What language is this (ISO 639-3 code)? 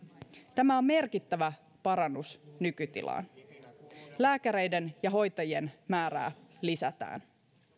fin